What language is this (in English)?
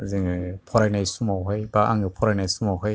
Bodo